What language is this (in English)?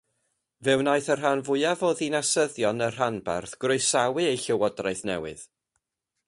Welsh